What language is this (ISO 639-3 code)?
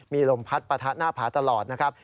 tha